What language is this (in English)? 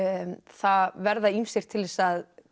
Icelandic